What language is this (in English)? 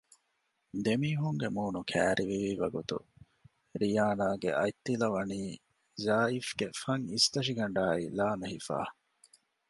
Divehi